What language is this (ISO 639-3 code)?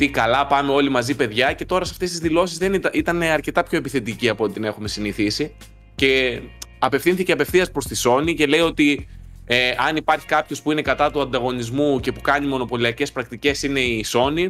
ell